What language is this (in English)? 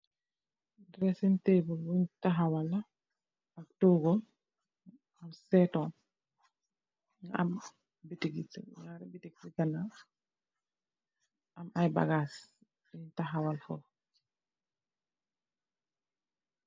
Wolof